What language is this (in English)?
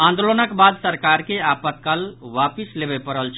Maithili